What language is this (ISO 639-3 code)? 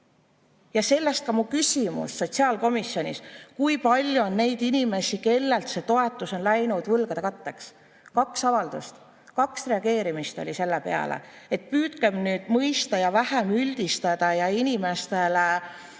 est